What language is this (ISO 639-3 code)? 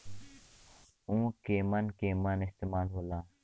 bho